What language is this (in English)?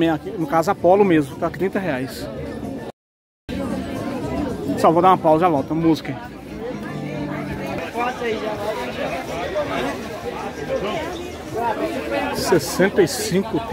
Portuguese